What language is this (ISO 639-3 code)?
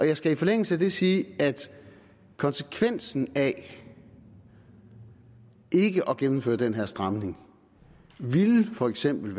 dan